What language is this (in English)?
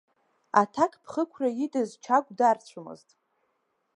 Abkhazian